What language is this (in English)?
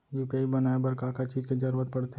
Chhattisgarhi